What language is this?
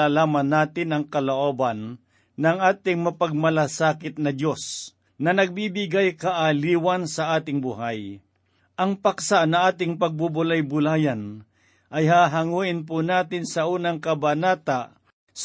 Filipino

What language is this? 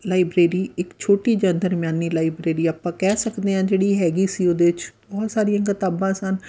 Punjabi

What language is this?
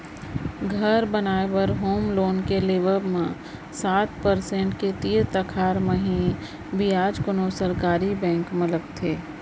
Chhattisgarhi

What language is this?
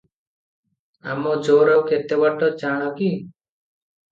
Odia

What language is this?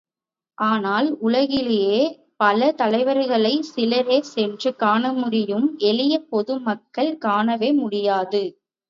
Tamil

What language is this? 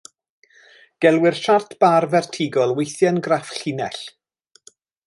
Welsh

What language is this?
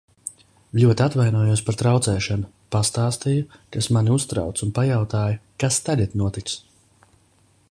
Latvian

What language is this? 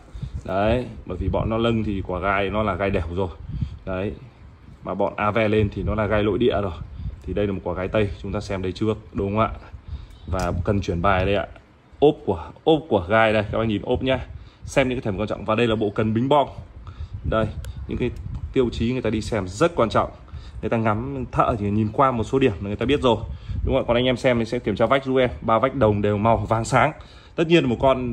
Vietnamese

